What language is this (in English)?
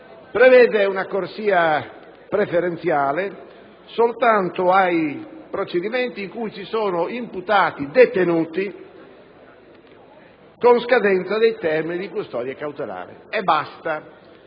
Italian